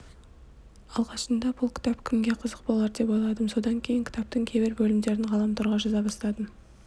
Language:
Kazakh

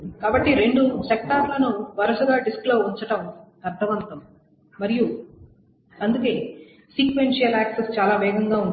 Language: Telugu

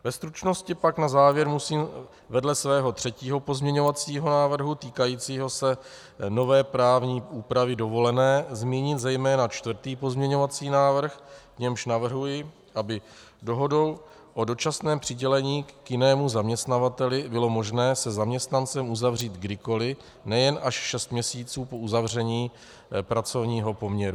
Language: Czech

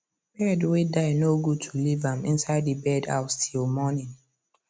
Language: Nigerian Pidgin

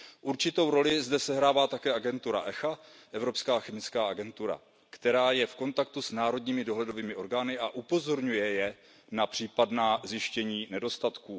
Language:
Czech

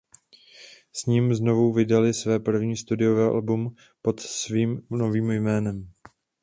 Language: Czech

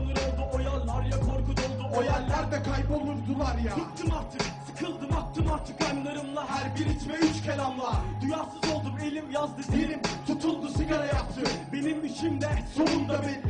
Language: Turkish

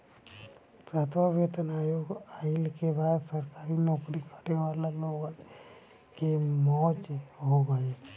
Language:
Bhojpuri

